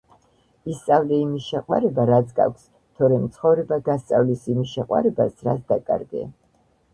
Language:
Georgian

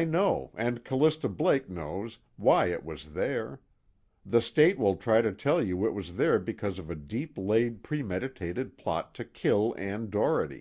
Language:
English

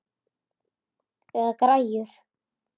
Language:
Icelandic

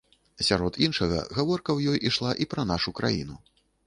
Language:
Belarusian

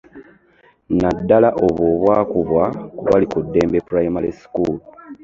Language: Ganda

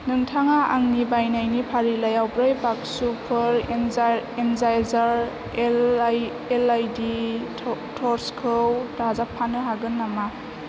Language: Bodo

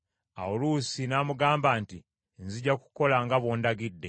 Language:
Ganda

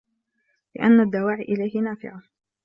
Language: Arabic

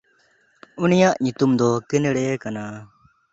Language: Santali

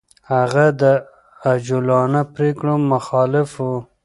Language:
Pashto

